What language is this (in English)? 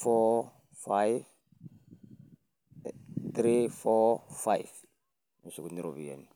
Masai